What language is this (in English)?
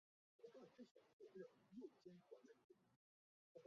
Chinese